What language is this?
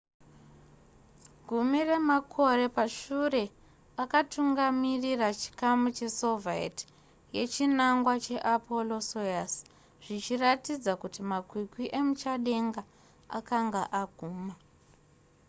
Shona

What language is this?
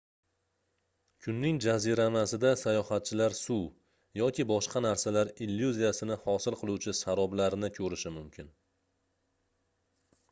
Uzbek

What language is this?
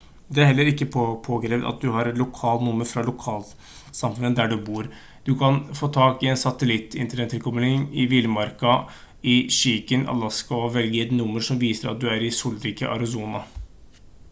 Norwegian Bokmål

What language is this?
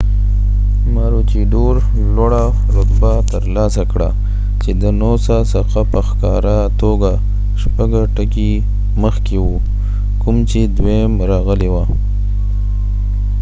Pashto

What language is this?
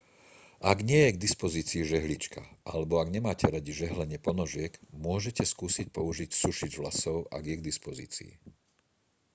Slovak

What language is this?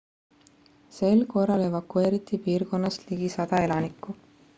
Estonian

